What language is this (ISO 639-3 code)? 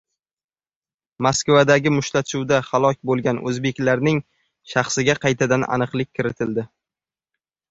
uzb